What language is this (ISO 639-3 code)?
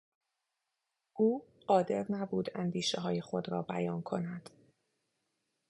fas